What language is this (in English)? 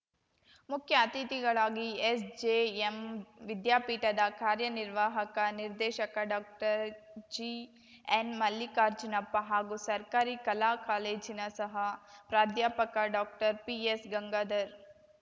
Kannada